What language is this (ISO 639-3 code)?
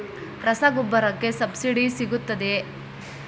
kan